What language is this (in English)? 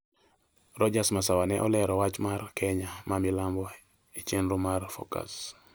Luo (Kenya and Tanzania)